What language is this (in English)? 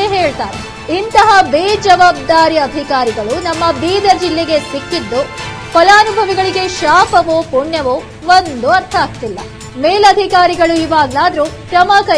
Kannada